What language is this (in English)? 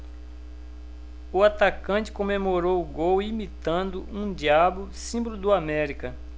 Portuguese